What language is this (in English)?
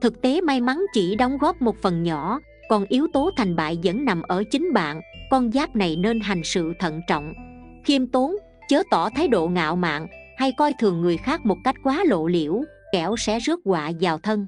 Vietnamese